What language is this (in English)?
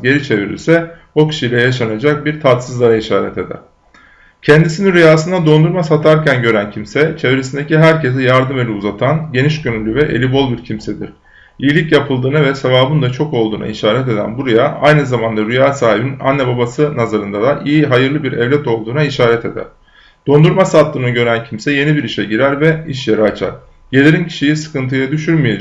Turkish